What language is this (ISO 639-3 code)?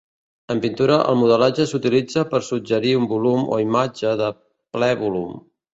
cat